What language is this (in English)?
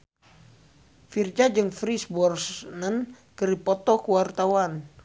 Sundanese